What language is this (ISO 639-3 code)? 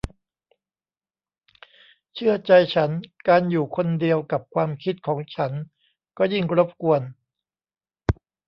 tha